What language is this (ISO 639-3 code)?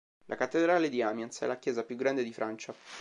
ita